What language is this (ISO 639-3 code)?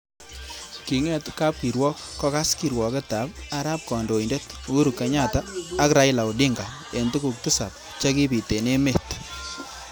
kln